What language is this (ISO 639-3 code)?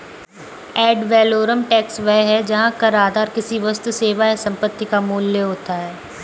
hin